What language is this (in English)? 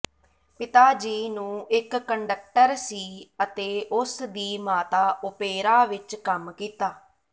Punjabi